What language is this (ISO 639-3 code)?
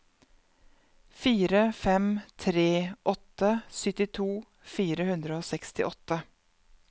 nor